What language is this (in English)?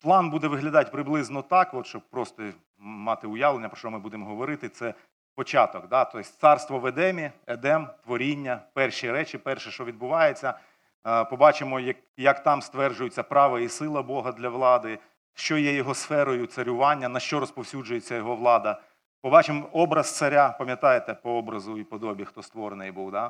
Ukrainian